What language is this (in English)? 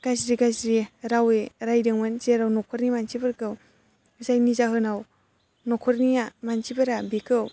Bodo